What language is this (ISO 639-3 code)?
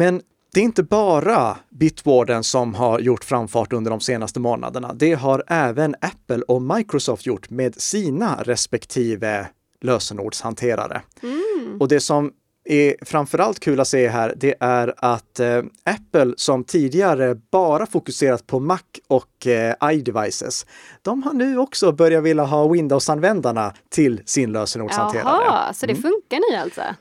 swe